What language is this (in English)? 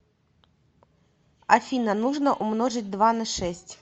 Russian